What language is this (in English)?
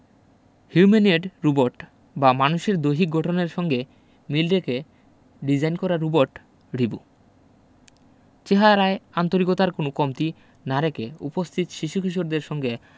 Bangla